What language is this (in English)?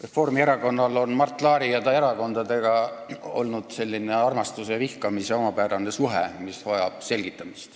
Estonian